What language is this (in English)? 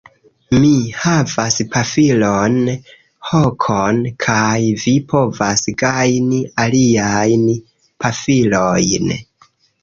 Esperanto